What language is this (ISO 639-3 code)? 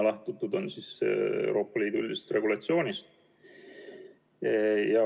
est